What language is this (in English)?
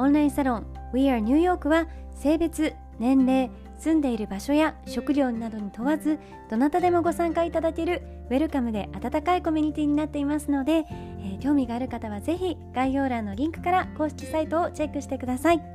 Japanese